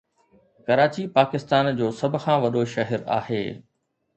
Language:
Sindhi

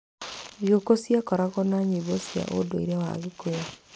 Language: Kikuyu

